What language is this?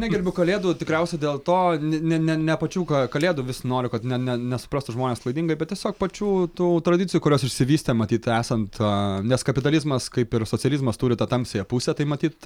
Lithuanian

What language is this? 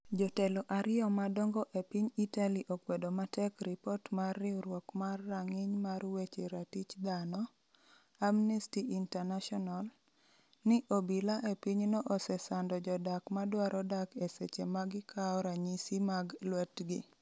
Luo (Kenya and Tanzania)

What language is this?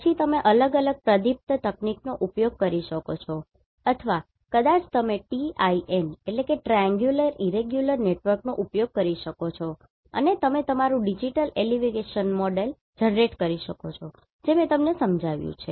Gujarati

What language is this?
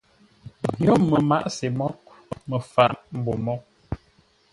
Ngombale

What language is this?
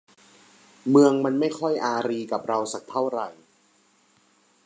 Thai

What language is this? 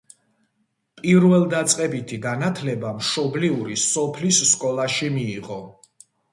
Georgian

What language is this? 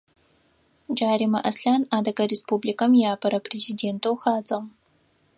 Adyghe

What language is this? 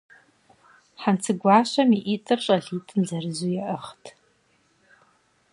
Kabardian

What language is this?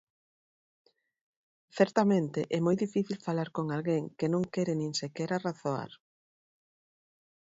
Galician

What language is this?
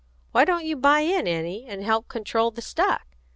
English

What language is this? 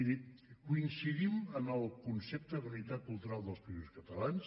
Catalan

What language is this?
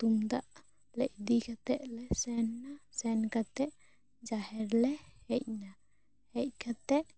Santali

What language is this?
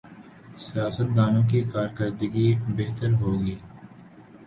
Urdu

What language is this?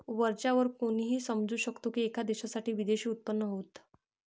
Marathi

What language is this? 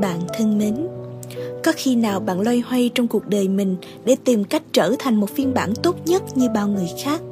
Vietnamese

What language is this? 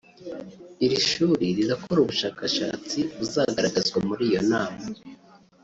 Kinyarwanda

